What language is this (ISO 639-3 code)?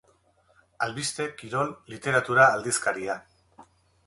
eus